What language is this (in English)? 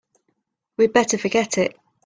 English